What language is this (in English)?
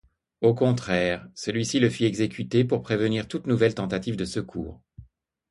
French